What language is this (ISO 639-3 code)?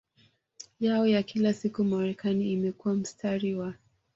swa